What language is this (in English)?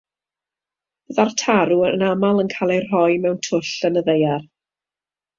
Welsh